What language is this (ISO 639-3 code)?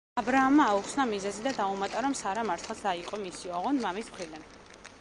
kat